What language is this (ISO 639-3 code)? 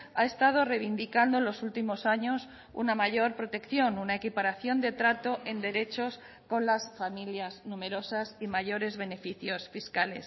spa